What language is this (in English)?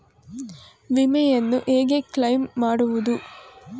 Kannada